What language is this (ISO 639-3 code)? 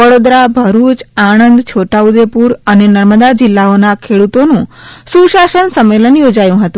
guj